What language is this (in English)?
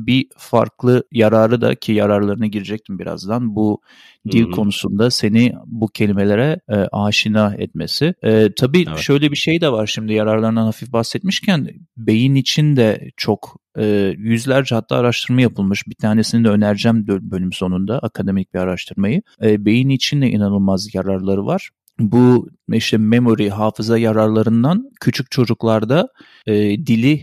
Turkish